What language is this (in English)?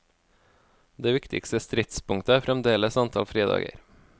Norwegian